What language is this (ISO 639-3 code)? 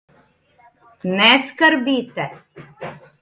slv